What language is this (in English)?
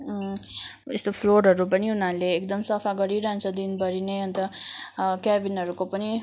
Nepali